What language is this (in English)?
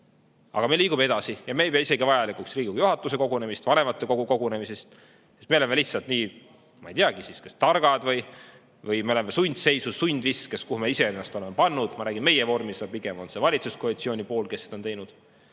Estonian